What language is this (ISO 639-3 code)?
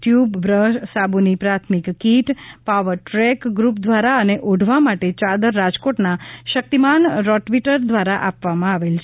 guj